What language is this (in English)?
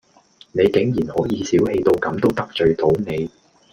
Cantonese